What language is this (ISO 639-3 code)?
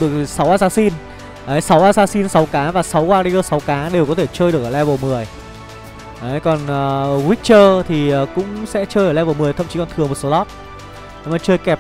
vie